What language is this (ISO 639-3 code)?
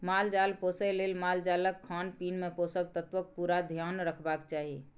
mai